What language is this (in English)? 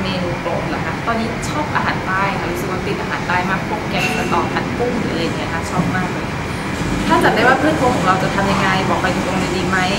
Thai